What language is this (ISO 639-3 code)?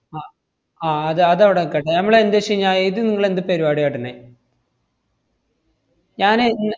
mal